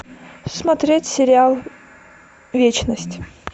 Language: Russian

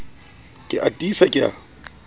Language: Southern Sotho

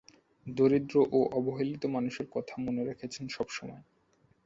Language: Bangla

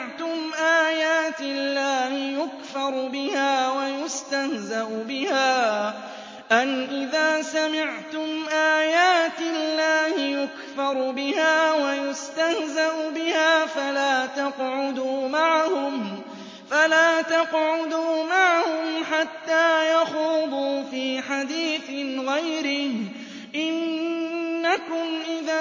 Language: Arabic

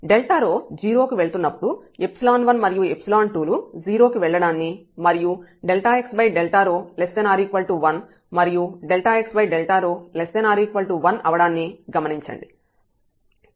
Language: Telugu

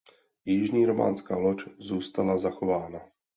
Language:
Czech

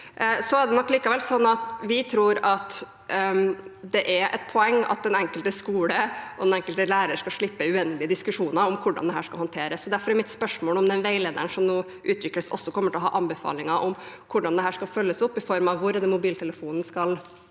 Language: Norwegian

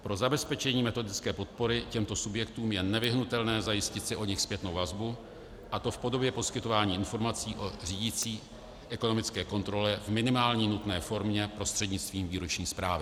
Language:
Czech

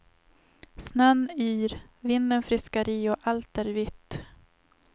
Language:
Swedish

